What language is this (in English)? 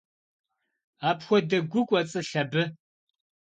Kabardian